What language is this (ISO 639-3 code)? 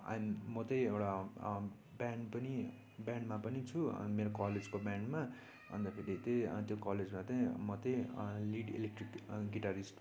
nep